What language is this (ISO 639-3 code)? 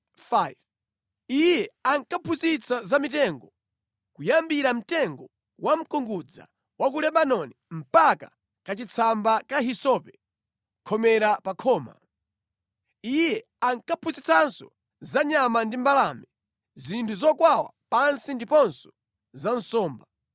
nya